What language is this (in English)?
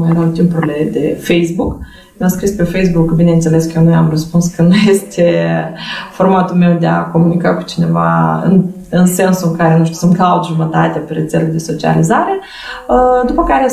Romanian